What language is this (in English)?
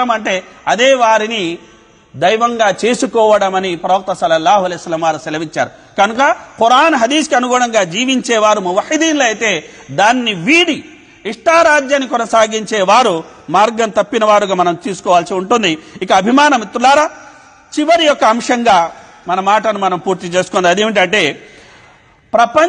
Arabic